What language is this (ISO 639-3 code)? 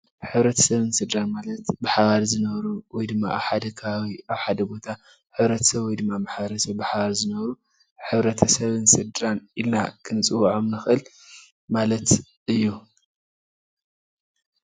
tir